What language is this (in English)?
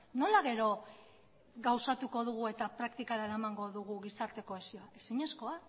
Basque